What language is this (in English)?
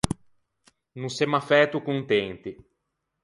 Ligurian